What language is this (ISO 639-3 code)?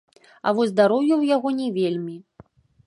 bel